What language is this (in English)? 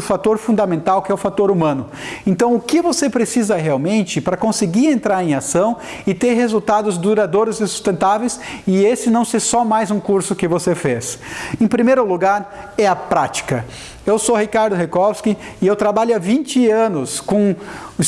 Portuguese